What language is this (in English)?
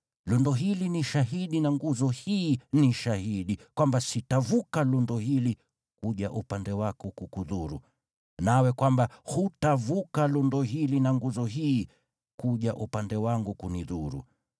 Swahili